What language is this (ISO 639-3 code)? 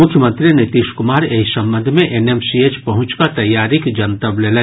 mai